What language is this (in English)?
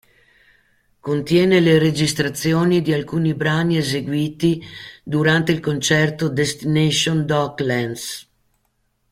Italian